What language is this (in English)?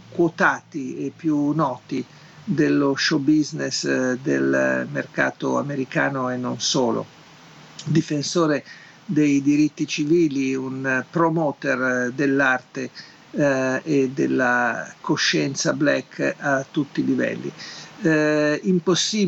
Italian